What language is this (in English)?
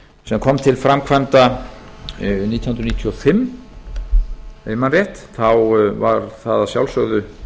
Icelandic